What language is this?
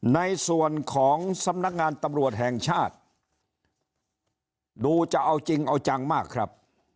Thai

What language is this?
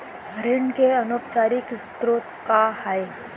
Chhattisgarhi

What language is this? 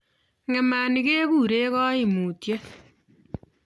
Kalenjin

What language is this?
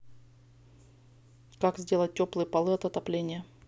Russian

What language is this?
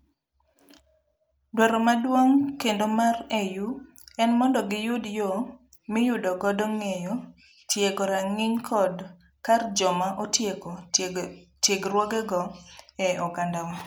Luo (Kenya and Tanzania)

